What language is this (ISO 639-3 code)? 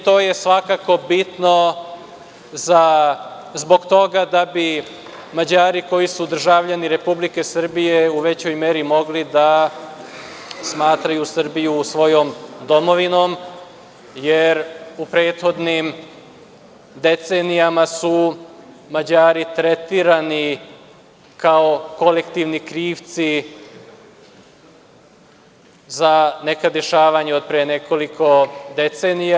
srp